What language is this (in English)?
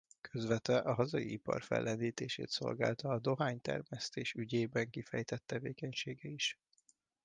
Hungarian